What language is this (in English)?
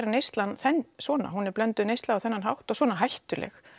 Icelandic